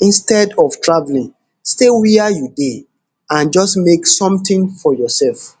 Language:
Nigerian Pidgin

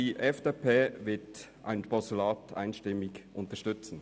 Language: Swiss German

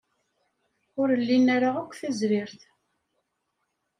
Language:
Kabyle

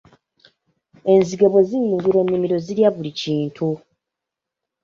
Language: Ganda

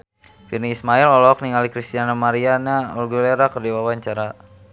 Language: Sundanese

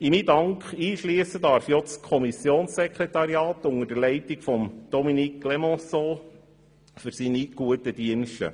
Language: Swiss German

